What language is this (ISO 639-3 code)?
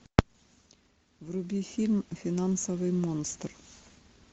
rus